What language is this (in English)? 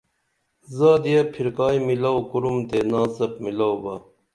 Dameli